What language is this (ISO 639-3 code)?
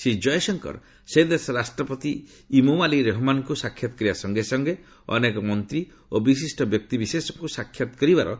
ori